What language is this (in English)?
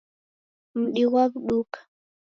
Taita